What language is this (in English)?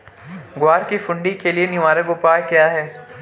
Hindi